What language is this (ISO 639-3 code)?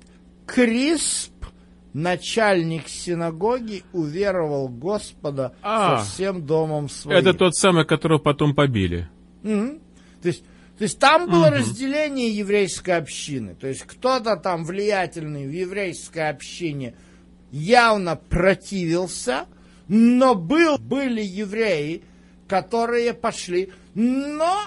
rus